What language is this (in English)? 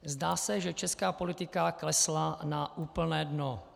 Czech